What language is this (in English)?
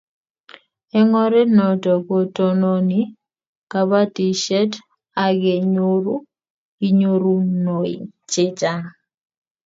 Kalenjin